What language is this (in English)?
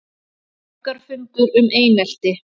Icelandic